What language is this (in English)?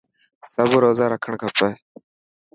Dhatki